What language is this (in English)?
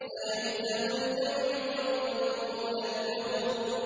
Arabic